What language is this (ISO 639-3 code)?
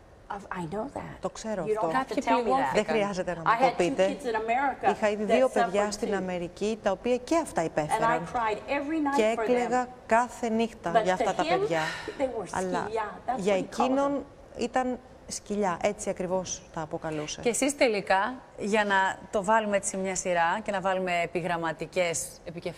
ell